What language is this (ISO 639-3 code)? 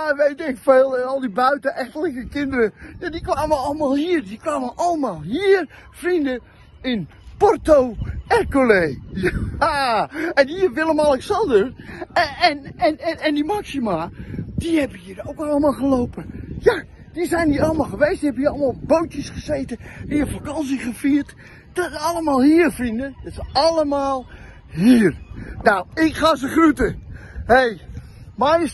nld